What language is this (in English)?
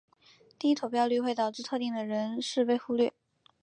Chinese